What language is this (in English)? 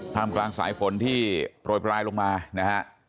Thai